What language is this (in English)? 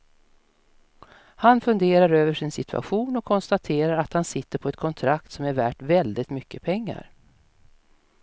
Swedish